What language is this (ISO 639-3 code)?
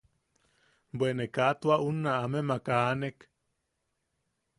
yaq